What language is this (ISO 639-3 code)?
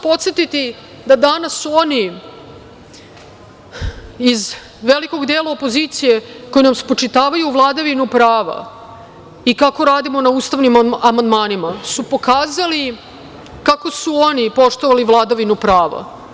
srp